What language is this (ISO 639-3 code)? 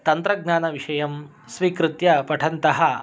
san